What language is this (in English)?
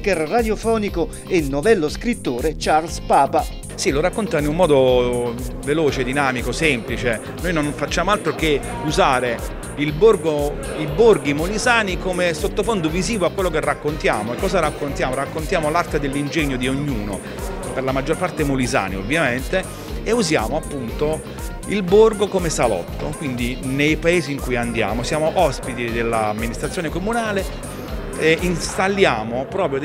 Italian